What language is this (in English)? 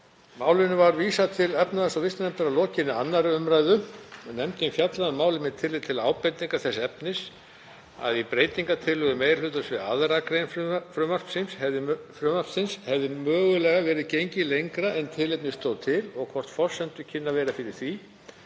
Icelandic